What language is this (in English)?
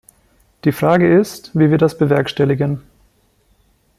German